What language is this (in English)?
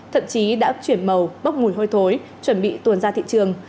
Vietnamese